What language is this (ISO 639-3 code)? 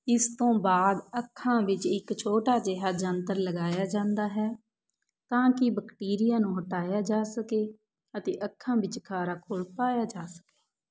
pan